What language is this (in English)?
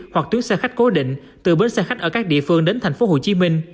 Vietnamese